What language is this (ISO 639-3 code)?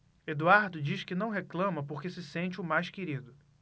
por